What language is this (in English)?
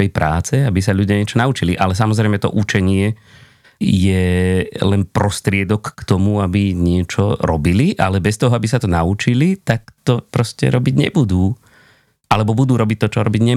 Slovak